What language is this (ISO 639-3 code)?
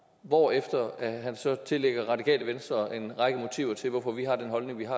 dan